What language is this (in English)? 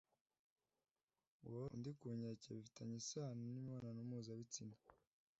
Kinyarwanda